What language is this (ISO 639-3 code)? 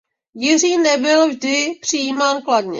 ces